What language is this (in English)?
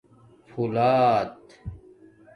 Domaaki